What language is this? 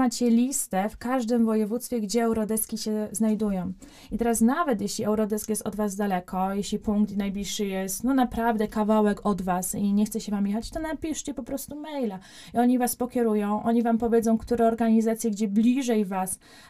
Polish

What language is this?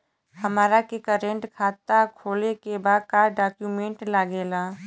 Bhojpuri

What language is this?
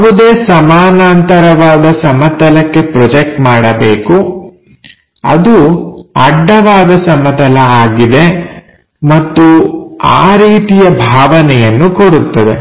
Kannada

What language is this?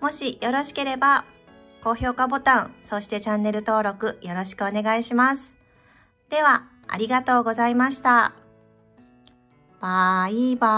Japanese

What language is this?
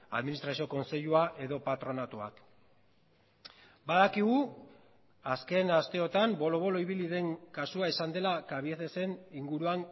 Basque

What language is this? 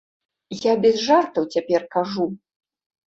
Belarusian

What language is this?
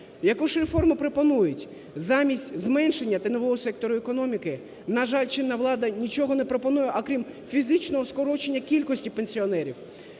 Ukrainian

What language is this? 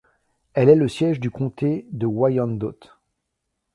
French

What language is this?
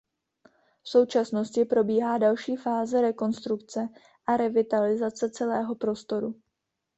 Czech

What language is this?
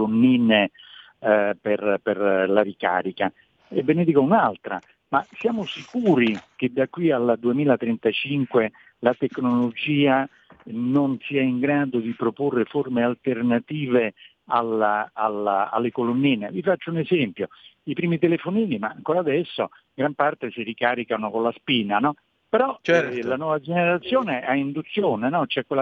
Italian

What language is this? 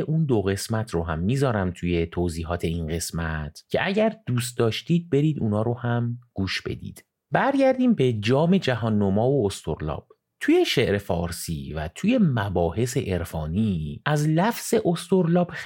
Persian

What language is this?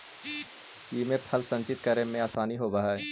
Magahi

